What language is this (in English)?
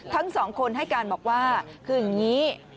Thai